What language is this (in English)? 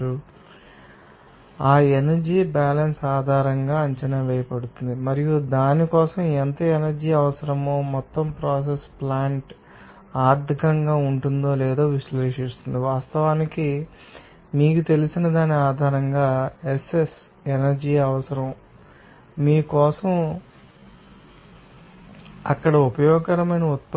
Telugu